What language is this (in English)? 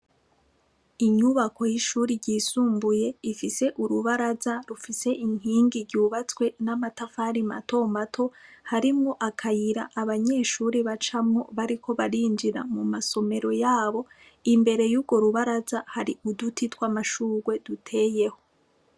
Rundi